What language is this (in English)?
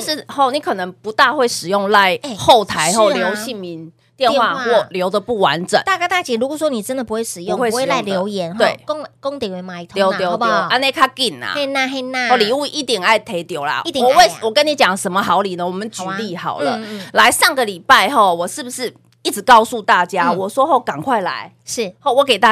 Chinese